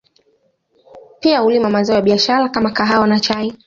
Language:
Swahili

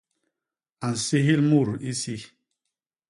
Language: Basaa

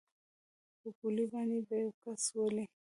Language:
Pashto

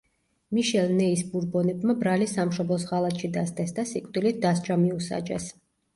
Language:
Georgian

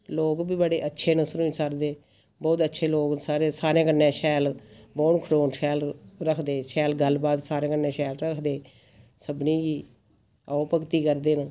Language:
Dogri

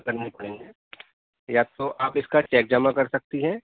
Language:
Urdu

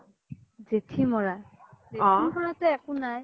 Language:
Assamese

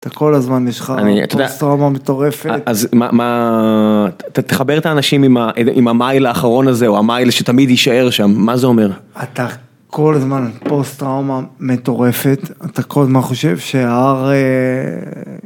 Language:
Hebrew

